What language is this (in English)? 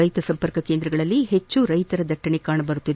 Kannada